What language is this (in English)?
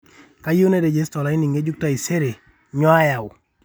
Masai